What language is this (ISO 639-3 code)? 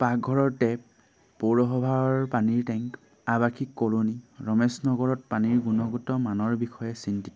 asm